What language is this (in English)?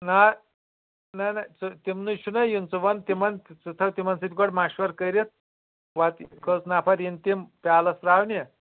Kashmiri